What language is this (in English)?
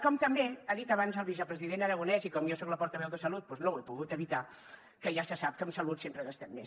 Catalan